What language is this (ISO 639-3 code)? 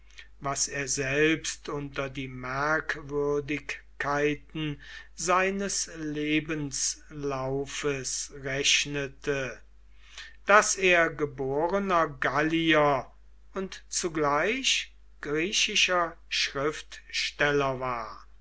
deu